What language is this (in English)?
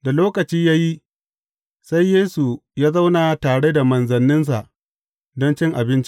Hausa